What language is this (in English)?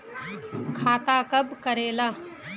Magahi